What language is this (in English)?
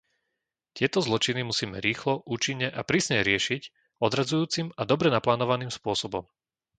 Slovak